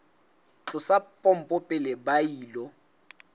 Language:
Southern Sotho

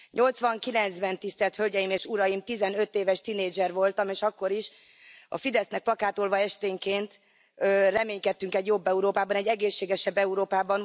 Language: Hungarian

